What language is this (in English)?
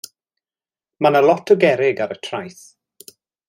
Welsh